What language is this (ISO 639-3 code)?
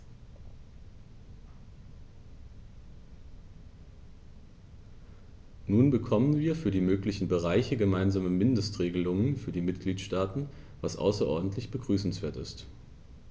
deu